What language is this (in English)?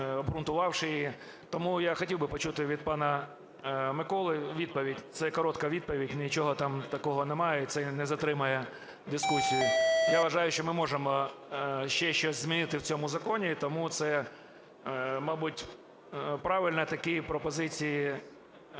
Ukrainian